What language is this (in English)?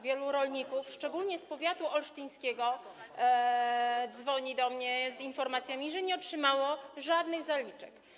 Polish